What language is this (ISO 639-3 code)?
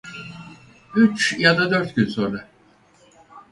tur